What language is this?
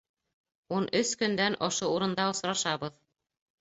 Bashkir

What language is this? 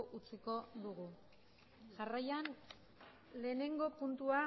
Basque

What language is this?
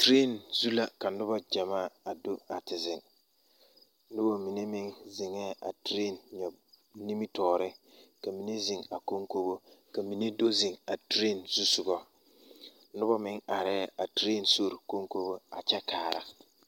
Southern Dagaare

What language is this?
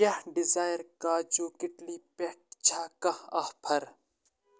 Kashmiri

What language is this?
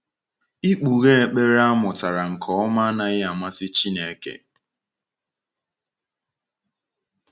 Igbo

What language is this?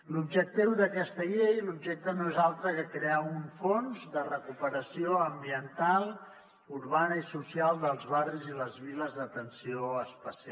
Catalan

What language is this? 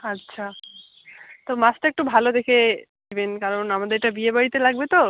Bangla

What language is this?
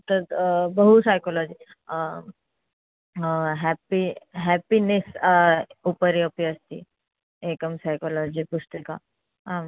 Sanskrit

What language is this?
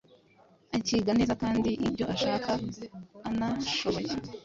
Kinyarwanda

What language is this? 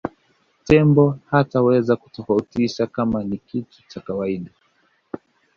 Swahili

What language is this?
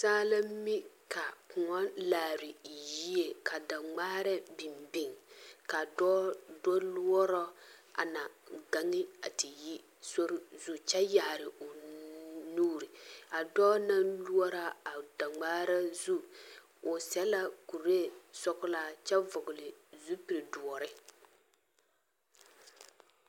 Southern Dagaare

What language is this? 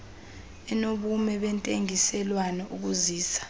Xhosa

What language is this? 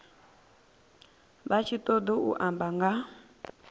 Venda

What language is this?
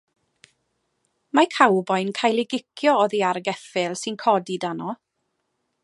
Welsh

